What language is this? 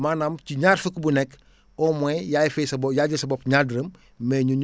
Wolof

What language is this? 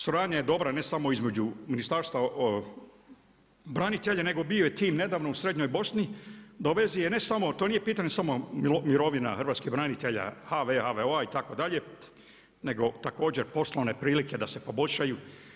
Croatian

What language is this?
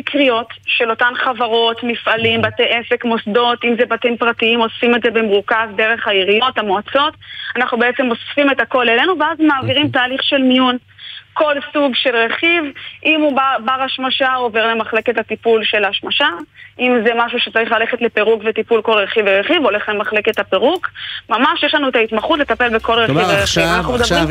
Hebrew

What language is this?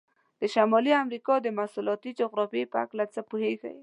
Pashto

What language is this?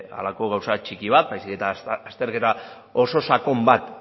Basque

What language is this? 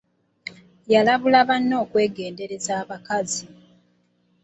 Ganda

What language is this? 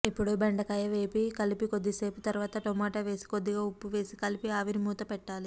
Telugu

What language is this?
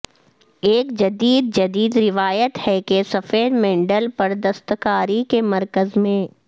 Urdu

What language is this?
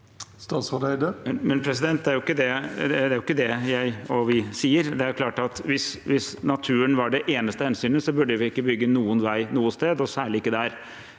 Norwegian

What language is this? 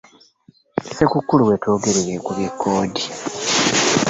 Ganda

